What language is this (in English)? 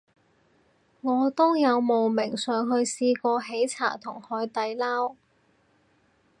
Cantonese